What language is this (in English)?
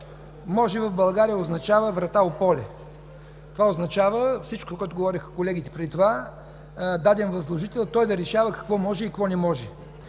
Bulgarian